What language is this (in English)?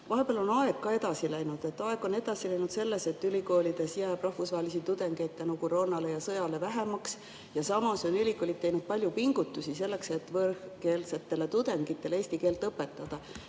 Estonian